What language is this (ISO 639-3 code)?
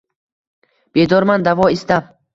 uzb